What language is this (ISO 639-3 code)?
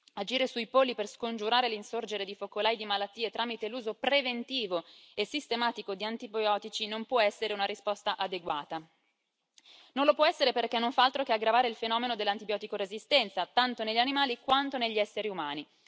ita